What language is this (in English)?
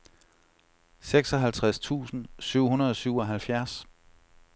Danish